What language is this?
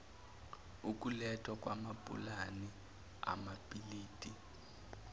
Zulu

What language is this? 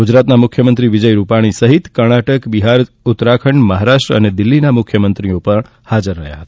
Gujarati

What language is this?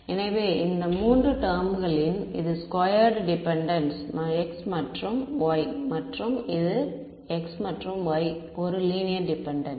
Tamil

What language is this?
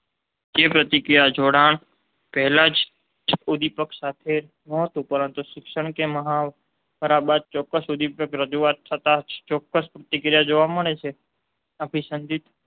Gujarati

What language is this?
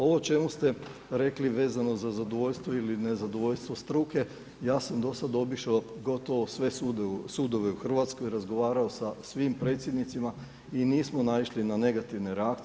Croatian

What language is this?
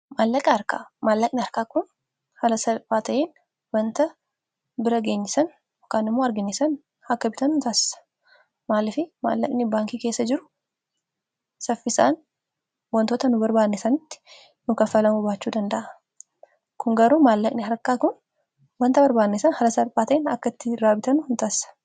Oromo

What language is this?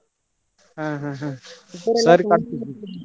Kannada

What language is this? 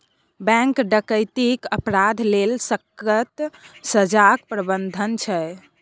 Maithili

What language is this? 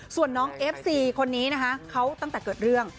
Thai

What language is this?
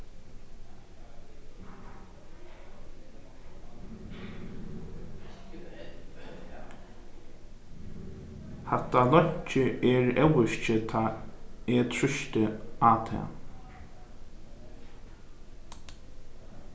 Faroese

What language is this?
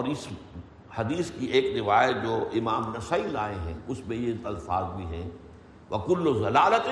Urdu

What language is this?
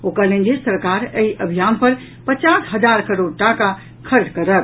Maithili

